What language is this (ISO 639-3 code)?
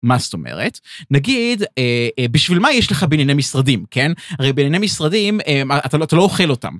heb